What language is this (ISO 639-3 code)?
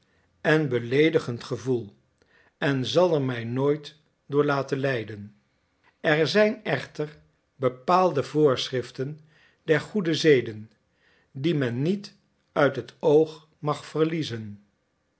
nld